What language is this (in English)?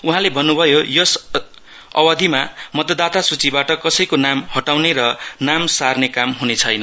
Nepali